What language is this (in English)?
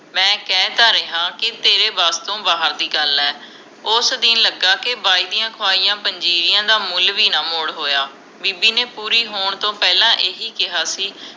Punjabi